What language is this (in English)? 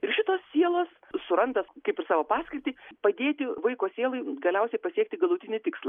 Lithuanian